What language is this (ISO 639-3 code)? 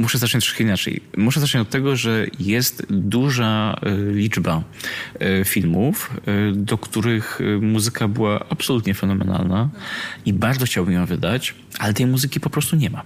pol